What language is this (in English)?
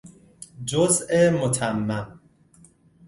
Persian